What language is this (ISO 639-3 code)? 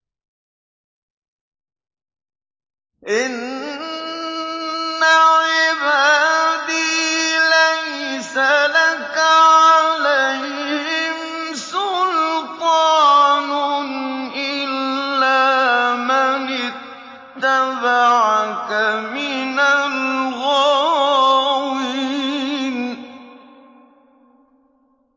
ara